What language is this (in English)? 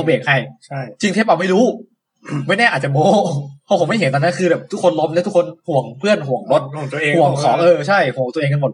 Thai